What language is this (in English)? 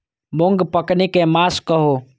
Maithili